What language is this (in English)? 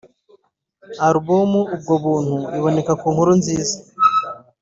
Kinyarwanda